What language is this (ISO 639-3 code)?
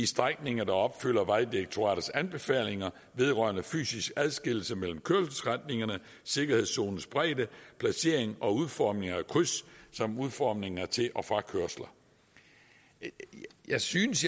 dan